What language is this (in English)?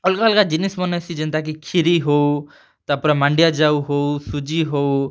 Odia